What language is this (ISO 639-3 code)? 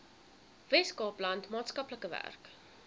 afr